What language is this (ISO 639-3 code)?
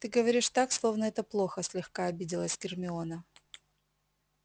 rus